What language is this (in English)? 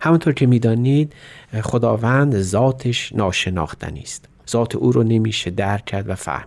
Persian